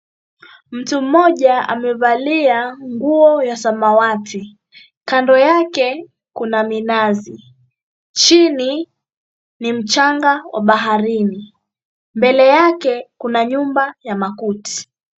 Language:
Swahili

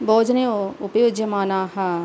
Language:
Sanskrit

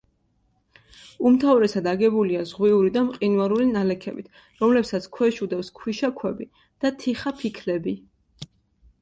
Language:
Georgian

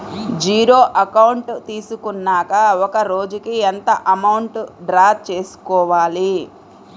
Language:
Telugu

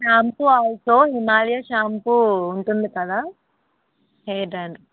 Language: Telugu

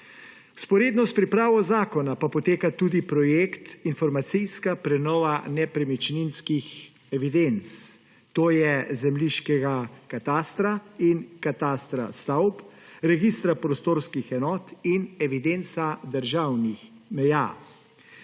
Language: Slovenian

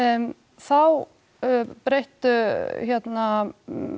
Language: Icelandic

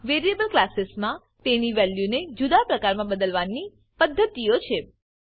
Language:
Gujarati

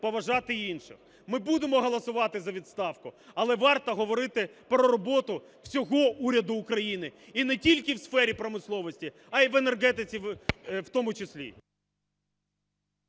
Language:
Ukrainian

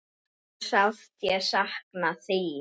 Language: Icelandic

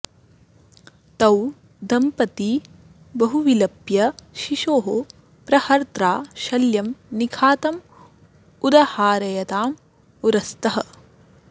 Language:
Sanskrit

